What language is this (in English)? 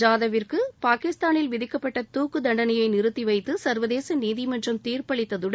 Tamil